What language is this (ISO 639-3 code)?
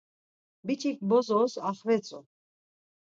lzz